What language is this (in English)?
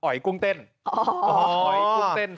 Thai